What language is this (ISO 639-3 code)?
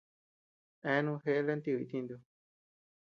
cux